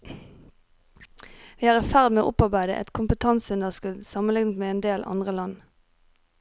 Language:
Norwegian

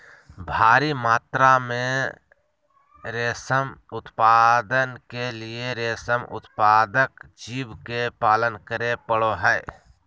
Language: Magahi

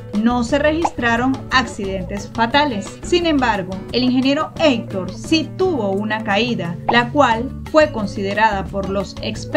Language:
Spanish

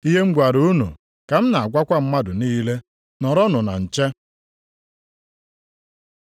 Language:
Igbo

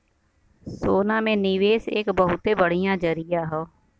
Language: Bhojpuri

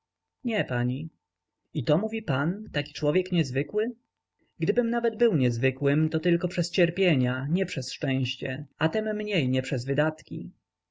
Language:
Polish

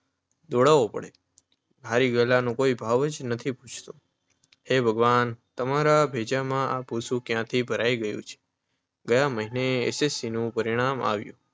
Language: Gujarati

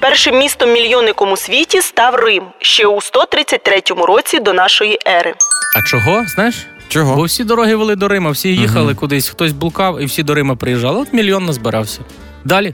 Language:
Ukrainian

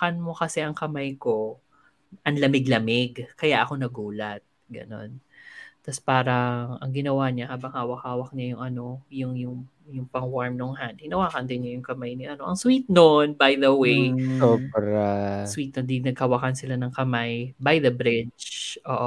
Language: Filipino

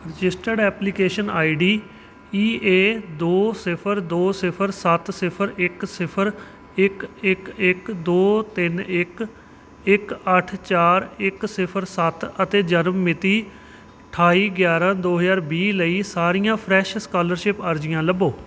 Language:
Punjabi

